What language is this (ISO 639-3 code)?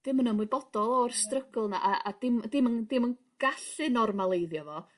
cym